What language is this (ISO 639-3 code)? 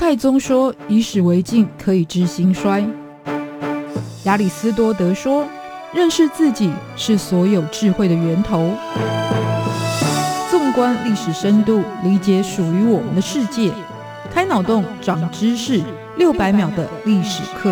zho